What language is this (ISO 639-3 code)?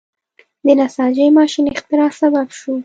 pus